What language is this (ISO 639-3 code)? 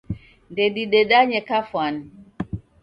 dav